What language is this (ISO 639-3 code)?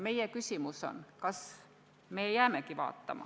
est